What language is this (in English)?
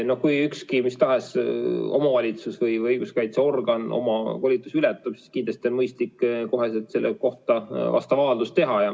Estonian